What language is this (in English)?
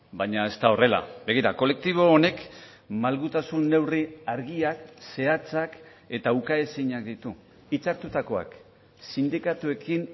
Basque